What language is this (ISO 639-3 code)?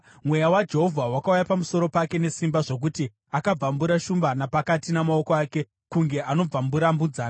sna